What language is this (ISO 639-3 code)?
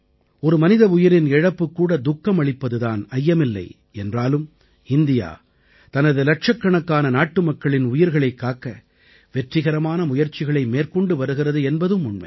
tam